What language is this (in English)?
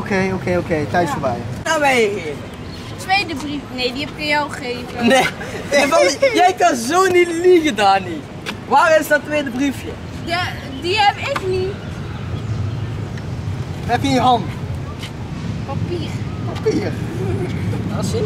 Dutch